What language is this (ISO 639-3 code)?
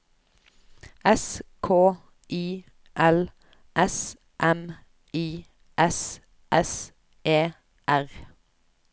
nor